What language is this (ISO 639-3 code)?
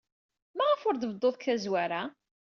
kab